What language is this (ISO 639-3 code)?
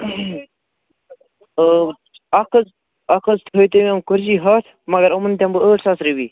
kas